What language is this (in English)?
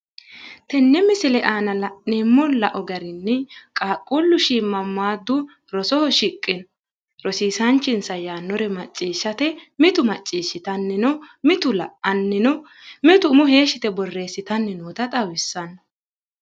Sidamo